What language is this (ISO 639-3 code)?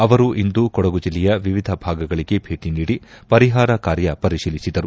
kan